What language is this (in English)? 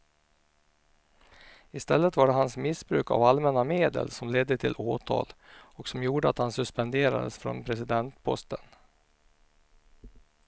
Swedish